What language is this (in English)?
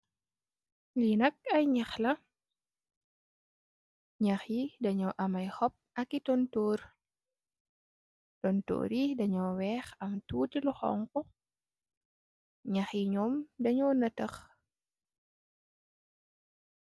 Wolof